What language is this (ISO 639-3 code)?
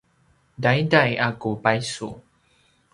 pwn